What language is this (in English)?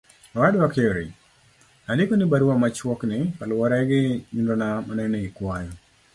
Luo (Kenya and Tanzania)